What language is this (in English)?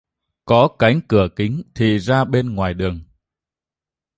Vietnamese